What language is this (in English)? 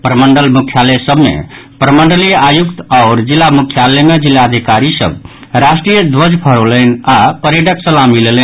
Maithili